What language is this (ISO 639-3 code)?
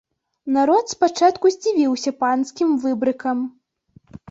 bel